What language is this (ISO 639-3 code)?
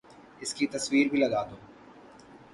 urd